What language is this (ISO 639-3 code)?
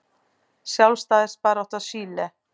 isl